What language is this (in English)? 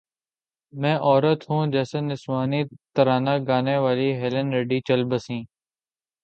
Urdu